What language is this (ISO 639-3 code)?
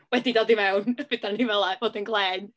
cym